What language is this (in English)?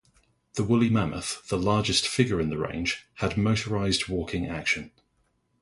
English